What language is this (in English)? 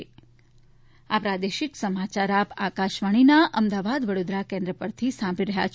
Gujarati